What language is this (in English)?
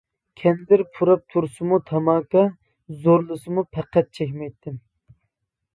Uyghur